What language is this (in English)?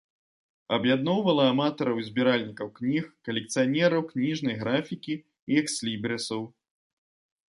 Belarusian